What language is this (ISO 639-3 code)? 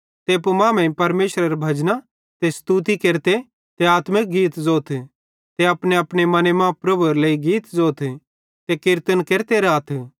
bhd